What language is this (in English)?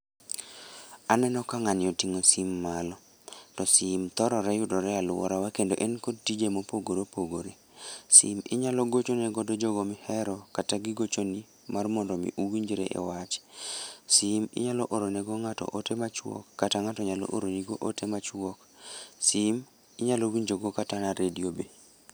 Luo (Kenya and Tanzania)